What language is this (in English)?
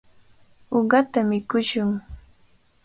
Cajatambo North Lima Quechua